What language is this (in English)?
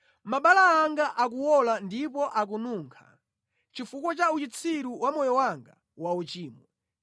Nyanja